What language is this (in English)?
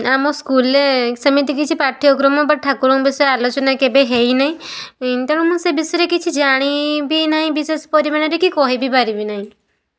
Odia